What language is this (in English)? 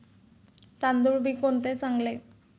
Marathi